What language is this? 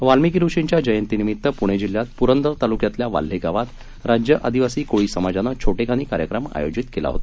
Marathi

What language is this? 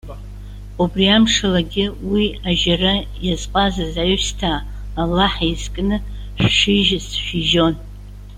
Abkhazian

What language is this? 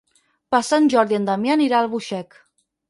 Catalan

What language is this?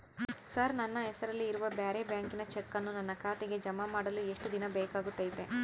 Kannada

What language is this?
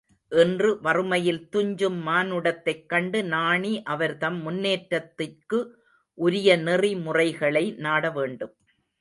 Tamil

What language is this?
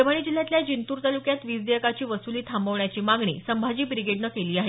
Marathi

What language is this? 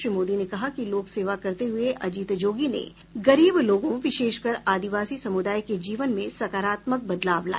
Hindi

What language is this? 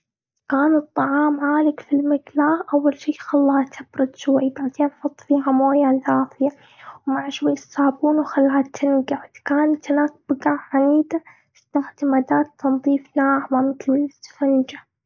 Gulf Arabic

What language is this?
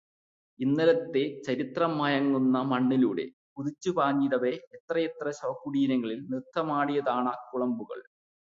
Malayalam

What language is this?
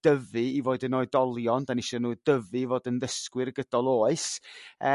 Welsh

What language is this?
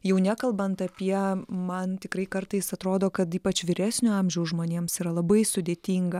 Lithuanian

